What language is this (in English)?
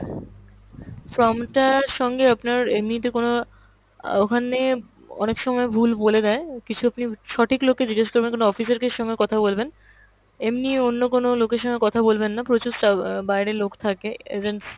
Bangla